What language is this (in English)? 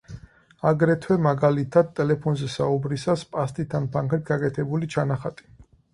Georgian